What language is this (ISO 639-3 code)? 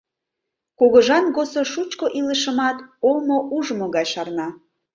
chm